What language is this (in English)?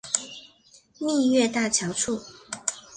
Chinese